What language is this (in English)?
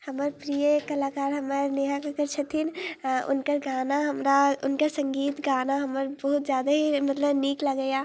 Maithili